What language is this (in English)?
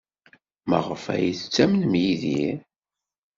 Kabyle